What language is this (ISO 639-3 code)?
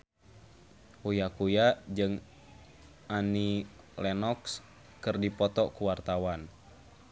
sun